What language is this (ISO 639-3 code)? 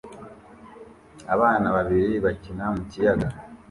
kin